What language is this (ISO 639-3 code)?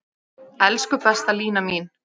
isl